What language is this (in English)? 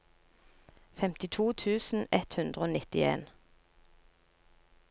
Norwegian